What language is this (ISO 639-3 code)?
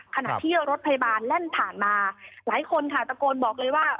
tha